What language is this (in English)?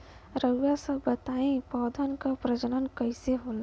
Bhojpuri